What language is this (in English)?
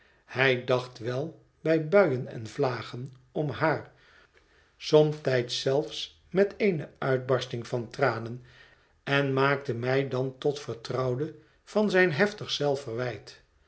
Dutch